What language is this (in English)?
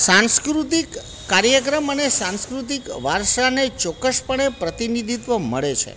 Gujarati